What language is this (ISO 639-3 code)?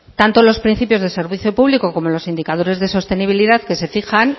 spa